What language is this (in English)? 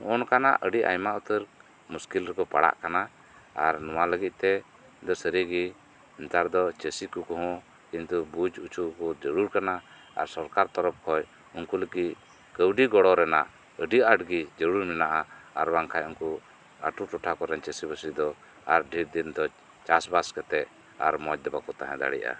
Santali